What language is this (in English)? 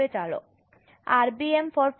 Gujarati